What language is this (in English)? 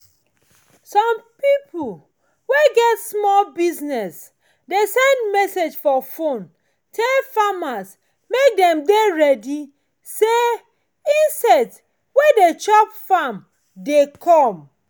Nigerian Pidgin